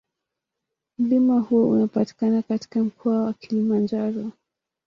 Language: Swahili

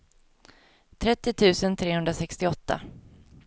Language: Swedish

